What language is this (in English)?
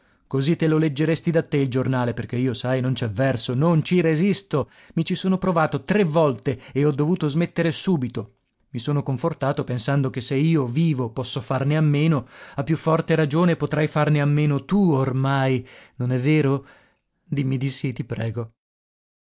Italian